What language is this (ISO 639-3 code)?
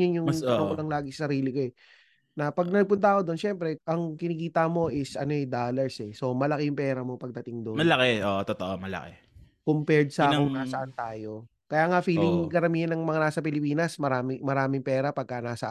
fil